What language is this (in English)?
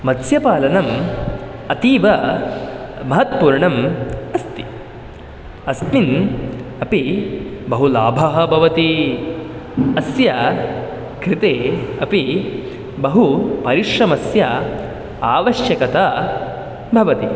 Sanskrit